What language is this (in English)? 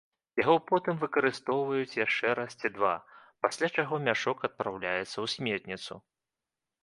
Belarusian